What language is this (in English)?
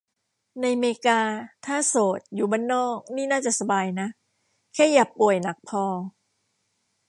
Thai